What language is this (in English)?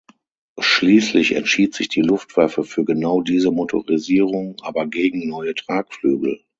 German